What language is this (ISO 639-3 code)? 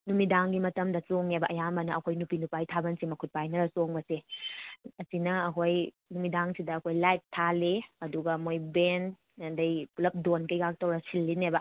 mni